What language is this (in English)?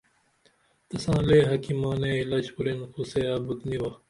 Dameli